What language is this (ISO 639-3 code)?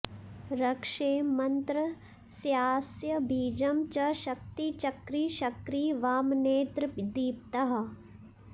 san